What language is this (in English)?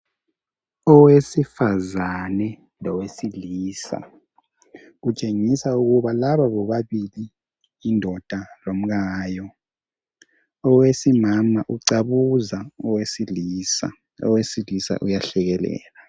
North Ndebele